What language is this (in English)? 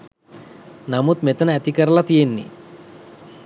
Sinhala